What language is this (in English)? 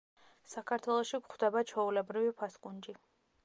Georgian